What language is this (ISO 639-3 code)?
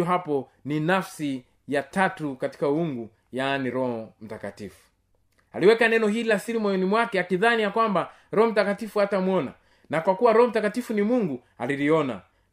swa